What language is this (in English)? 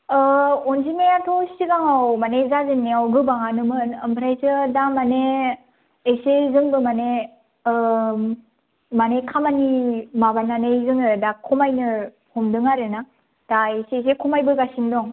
Bodo